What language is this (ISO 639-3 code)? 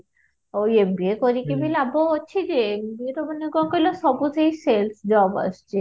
ori